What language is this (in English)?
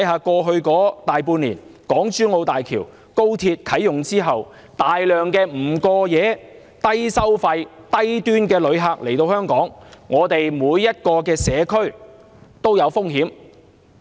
Cantonese